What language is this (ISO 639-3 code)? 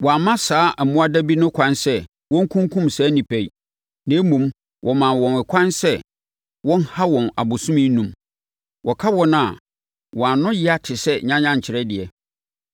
aka